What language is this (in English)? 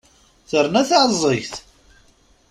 Kabyle